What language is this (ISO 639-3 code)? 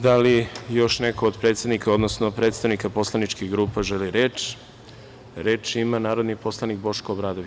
srp